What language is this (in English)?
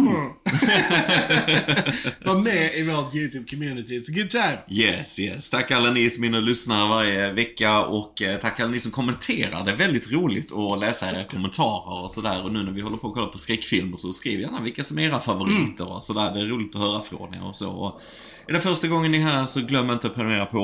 Swedish